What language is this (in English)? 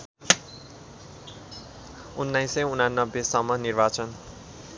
Nepali